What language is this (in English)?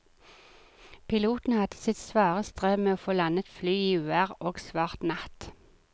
Norwegian